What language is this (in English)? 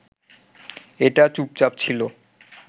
Bangla